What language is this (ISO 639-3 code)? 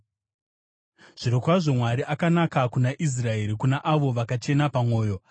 sna